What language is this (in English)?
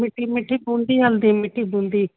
Sindhi